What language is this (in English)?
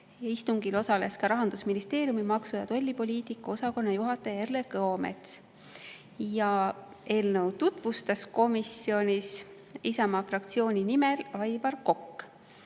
Estonian